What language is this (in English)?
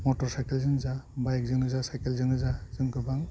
Bodo